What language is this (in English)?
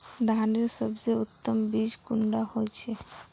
Magahi